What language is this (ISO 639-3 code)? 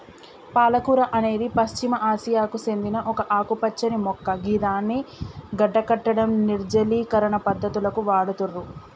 tel